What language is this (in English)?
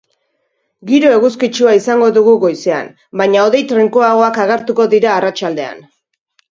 Basque